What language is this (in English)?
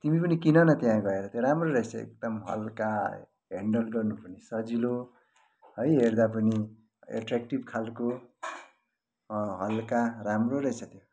Nepali